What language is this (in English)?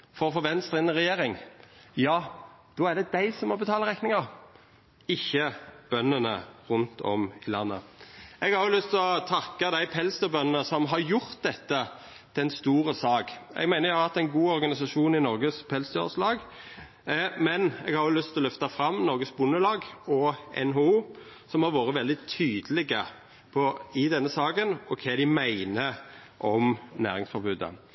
Norwegian Nynorsk